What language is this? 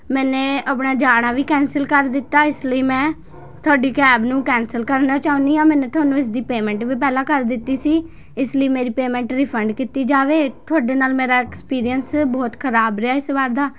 Punjabi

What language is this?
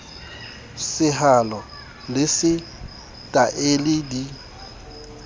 Southern Sotho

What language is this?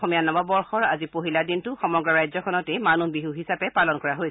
Assamese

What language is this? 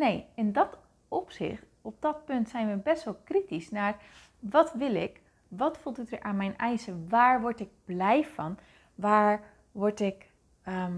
Dutch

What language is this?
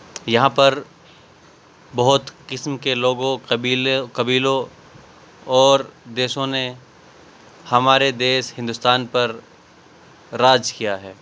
Urdu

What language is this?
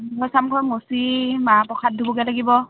Assamese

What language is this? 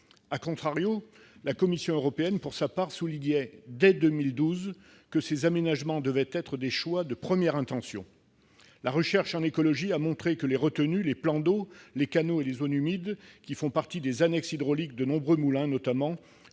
French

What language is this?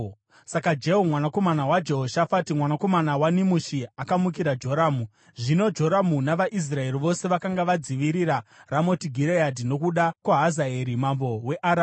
Shona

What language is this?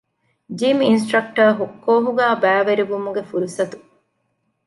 Divehi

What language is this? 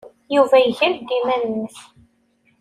Kabyle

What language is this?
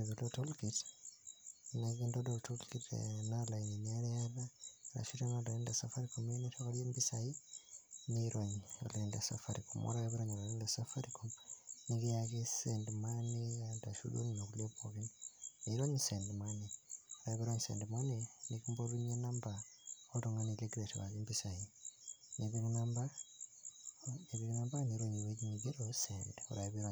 Masai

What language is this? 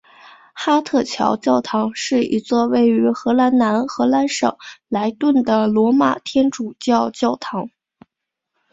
Chinese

